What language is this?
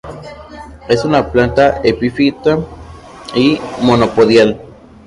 Spanish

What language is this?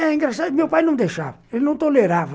Portuguese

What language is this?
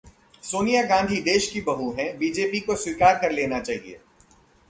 Hindi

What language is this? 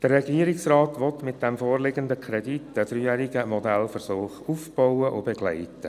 Swiss German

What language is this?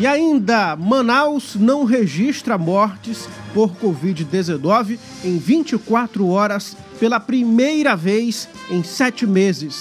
Portuguese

